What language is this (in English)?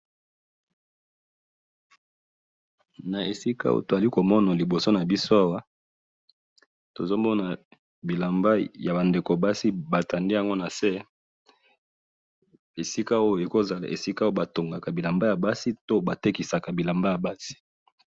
Lingala